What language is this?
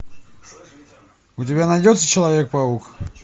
Russian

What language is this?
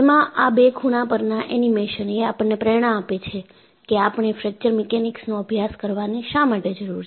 Gujarati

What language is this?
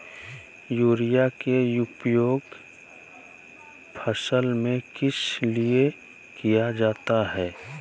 Magahi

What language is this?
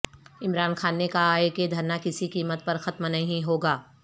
Urdu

